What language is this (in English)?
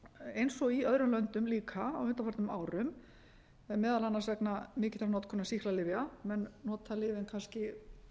Icelandic